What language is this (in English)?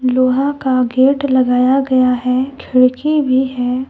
Hindi